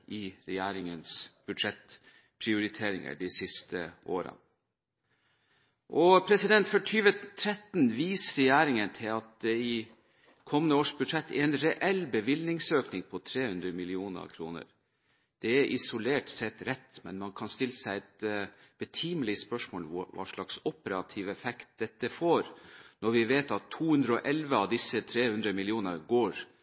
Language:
Norwegian Bokmål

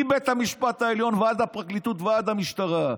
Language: Hebrew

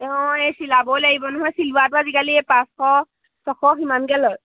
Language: Assamese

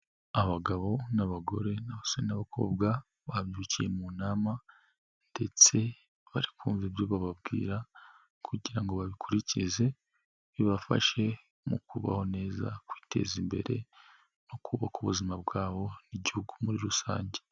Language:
Kinyarwanda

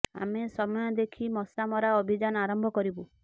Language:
Odia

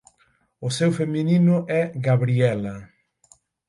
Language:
Galician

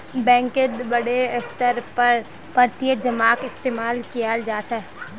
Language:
Magahi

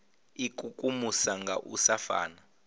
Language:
Venda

